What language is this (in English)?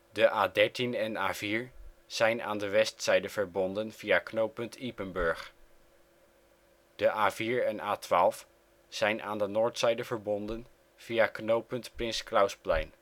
Dutch